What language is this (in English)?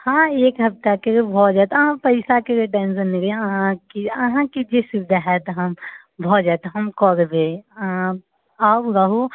Maithili